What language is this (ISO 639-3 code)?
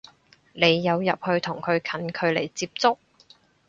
yue